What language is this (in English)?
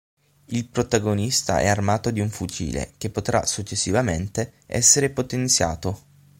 Italian